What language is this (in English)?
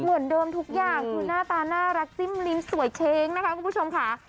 Thai